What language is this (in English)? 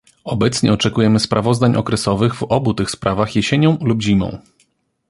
Polish